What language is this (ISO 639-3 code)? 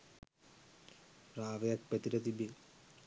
sin